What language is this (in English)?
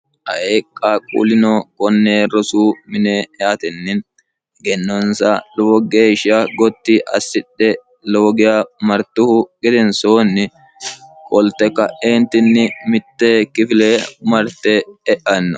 Sidamo